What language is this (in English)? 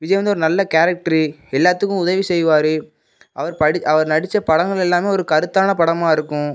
Tamil